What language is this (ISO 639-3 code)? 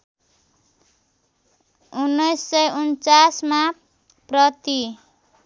nep